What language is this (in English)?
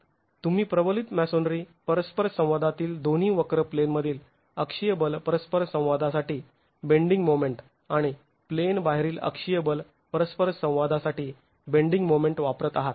Marathi